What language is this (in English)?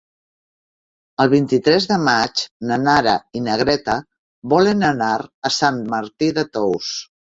Catalan